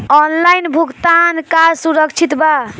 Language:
Bhojpuri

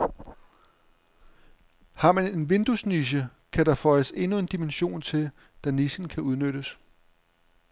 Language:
Danish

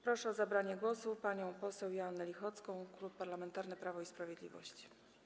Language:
Polish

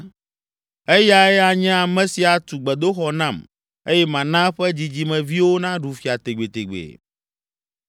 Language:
Ewe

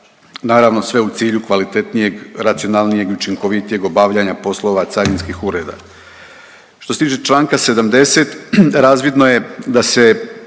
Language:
Croatian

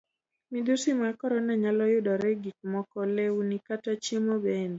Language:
Luo (Kenya and Tanzania)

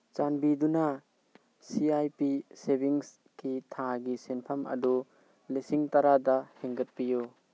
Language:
Manipuri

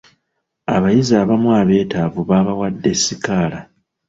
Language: Ganda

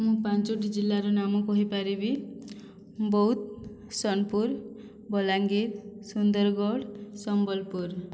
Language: Odia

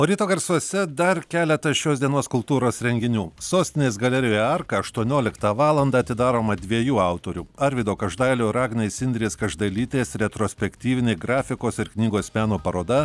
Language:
Lithuanian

